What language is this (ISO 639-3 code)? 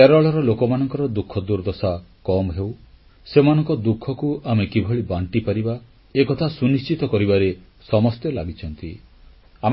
ori